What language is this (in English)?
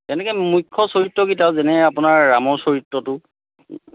Assamese